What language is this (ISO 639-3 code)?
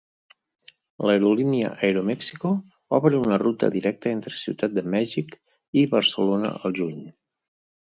cat